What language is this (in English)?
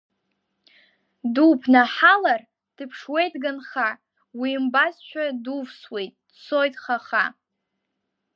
Abkhazian